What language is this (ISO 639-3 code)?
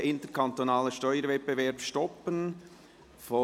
gsw